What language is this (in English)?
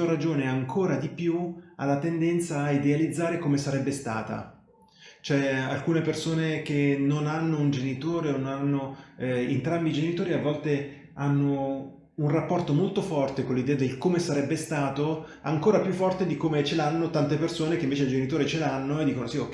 Italian